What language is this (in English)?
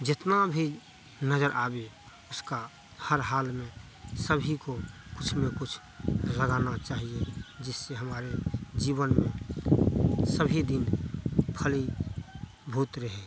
Hindi